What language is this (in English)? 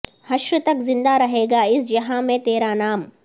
Urdu